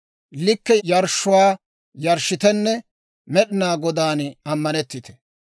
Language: Dawro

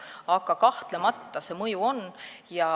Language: Estonian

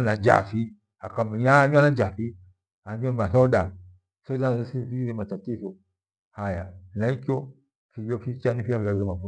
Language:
Gweno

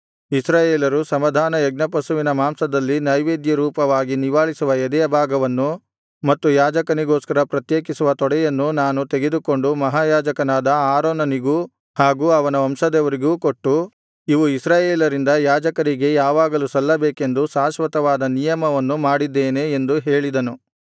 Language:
Kannada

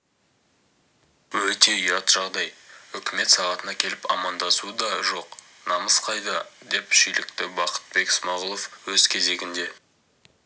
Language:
Kazakh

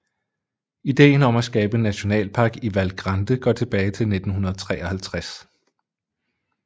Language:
Danish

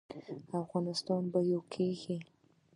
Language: Pashto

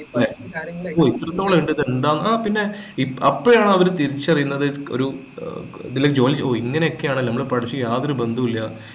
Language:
Malayalam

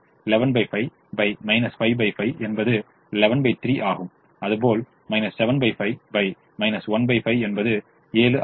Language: Tamil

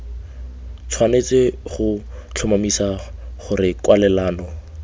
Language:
Tswana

